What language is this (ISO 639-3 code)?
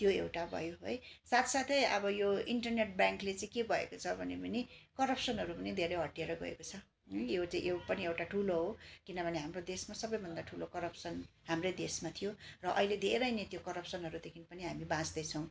nep